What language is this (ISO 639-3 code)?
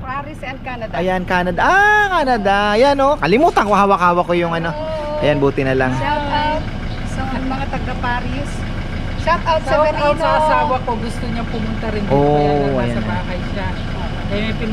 fil